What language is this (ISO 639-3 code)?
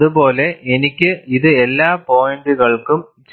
mal